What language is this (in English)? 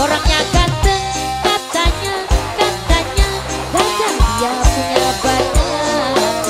Indonesian